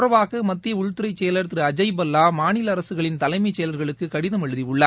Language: Tamil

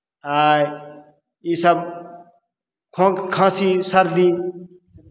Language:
Maithili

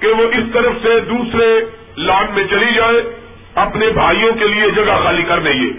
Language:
Urdu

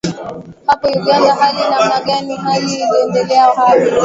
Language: Swahili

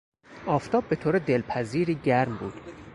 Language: Persian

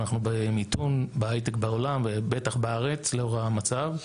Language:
Hebrew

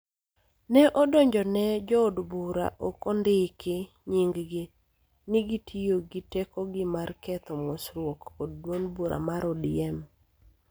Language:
Luo (Kenya and Tanzania)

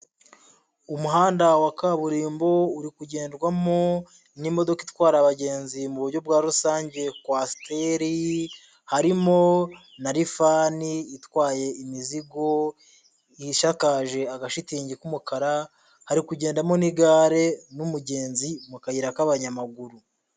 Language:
Kinyarwanda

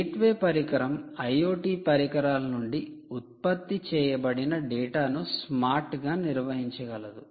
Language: Telugu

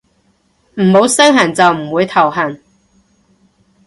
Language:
Cantonese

